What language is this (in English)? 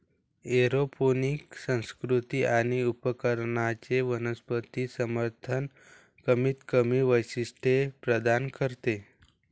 Marathi